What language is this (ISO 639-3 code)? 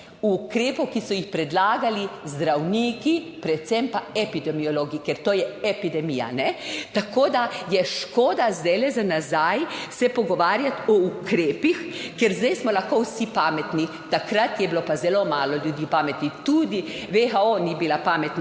slv